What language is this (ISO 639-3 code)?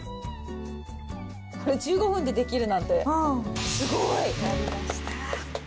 jpn